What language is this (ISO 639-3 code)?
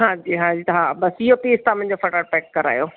snd